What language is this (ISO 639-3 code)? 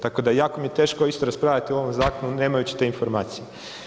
hrv